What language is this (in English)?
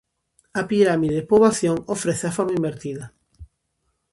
Galician